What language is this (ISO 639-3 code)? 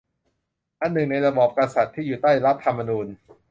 tha